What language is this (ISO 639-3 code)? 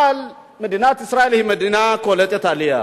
heb